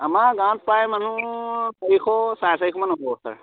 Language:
Assamese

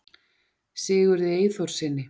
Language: Icelandic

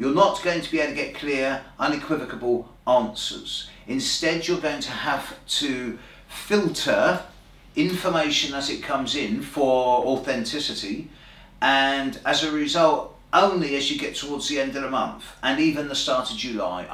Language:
English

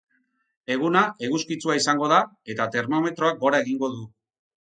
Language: Basque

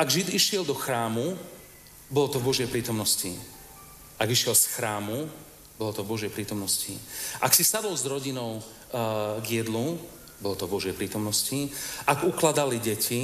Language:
Slovak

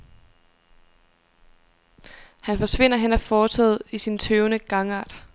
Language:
Danish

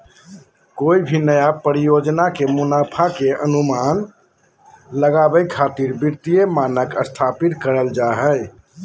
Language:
Magahi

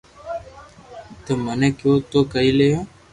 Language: Loarki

